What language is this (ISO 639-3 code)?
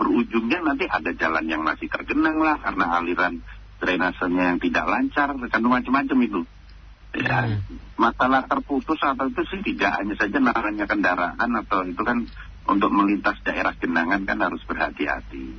ind